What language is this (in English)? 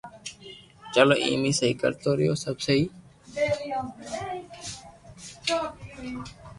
Loarki